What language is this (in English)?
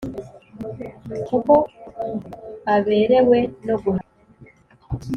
Kinyarwanda